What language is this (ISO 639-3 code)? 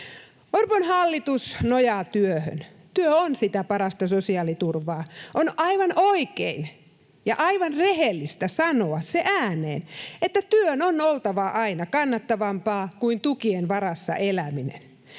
fin